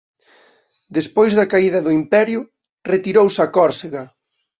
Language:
Galician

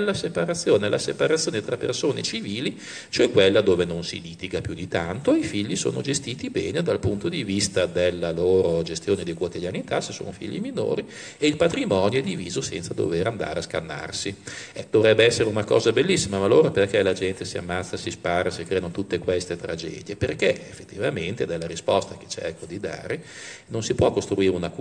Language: Italian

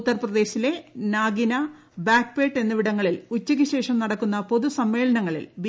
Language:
Malayalam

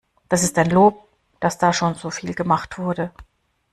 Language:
German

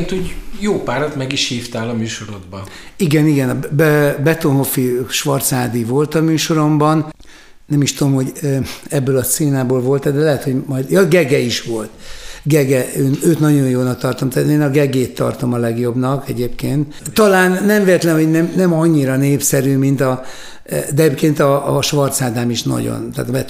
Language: Hungarian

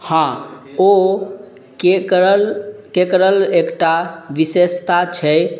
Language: Maithili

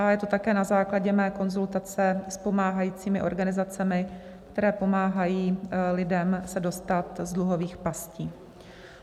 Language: Czech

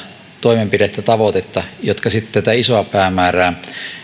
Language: Finnish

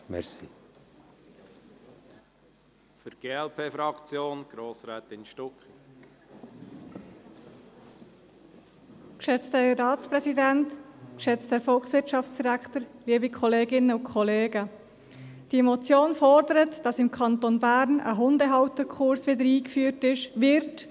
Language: Swiss German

